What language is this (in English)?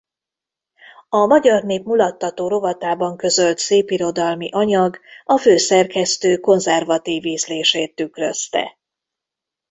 Hungarian